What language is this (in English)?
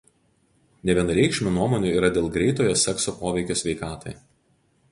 Lithuanian